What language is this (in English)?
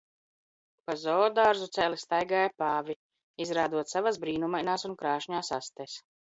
Latvian